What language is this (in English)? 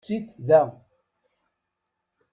Kabyle